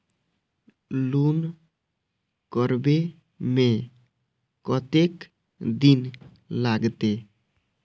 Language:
Maithili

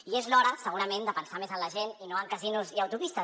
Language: Catalan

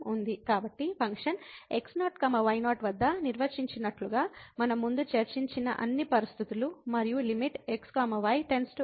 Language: Telugu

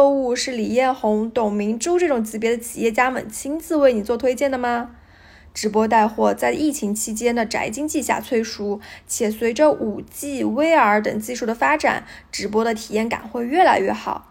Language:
Chinese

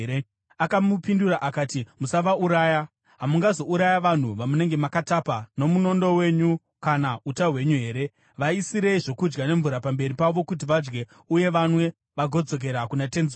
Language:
Shona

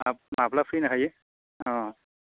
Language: Bodo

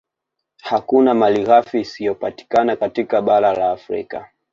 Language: Swahili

